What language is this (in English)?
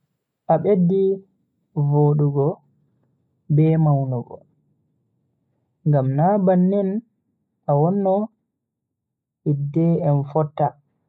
Bagirmi Fulfulde